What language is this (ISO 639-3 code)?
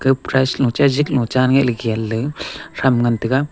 nnp